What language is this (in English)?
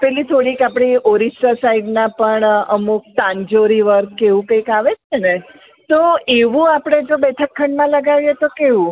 Gujarati